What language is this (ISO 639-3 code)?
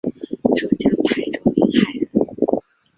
zho